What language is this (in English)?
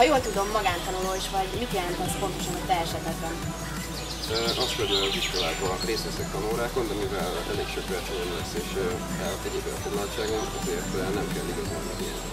Hungarian